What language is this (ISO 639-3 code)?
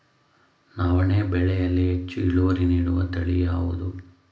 kan